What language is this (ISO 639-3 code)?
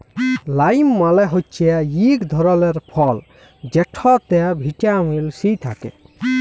ben